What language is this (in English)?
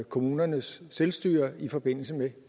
Danish